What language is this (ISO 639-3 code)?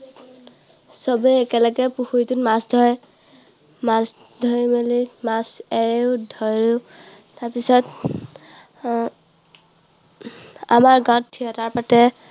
asm